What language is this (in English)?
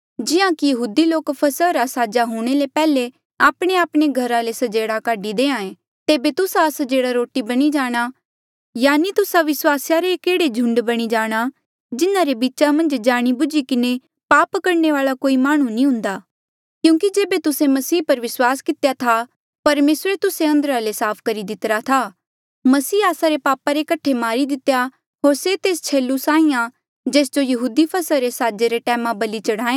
Mandeali